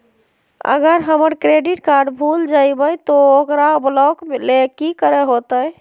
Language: Magahi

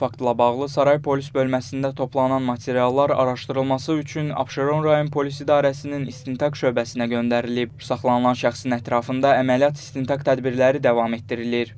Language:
Turkish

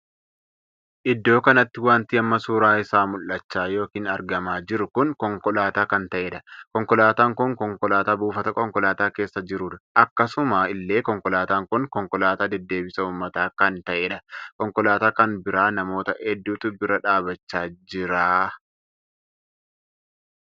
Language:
Oromo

